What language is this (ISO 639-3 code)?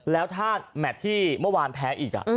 tha